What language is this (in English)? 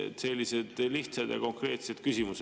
Estonian